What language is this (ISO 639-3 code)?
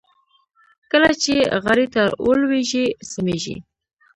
pus